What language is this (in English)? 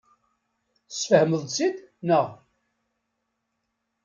Kabyle